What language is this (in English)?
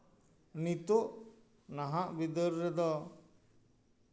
Santali